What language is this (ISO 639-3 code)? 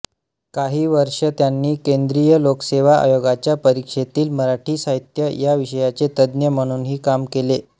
mar